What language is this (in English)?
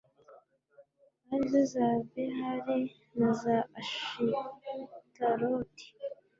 Kinyarwanda